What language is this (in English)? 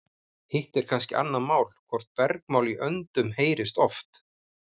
Icelandic